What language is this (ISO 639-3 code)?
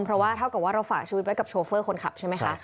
tha